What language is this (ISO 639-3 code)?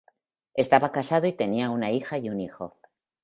spa